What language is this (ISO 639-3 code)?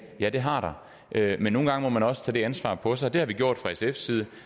dan